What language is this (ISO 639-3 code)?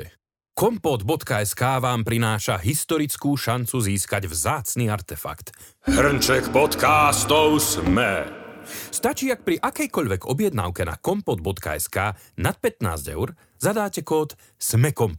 slk